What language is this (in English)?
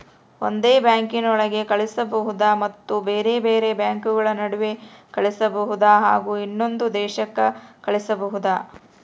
Kannada